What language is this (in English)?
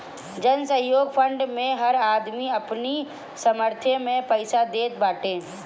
Bhojpuri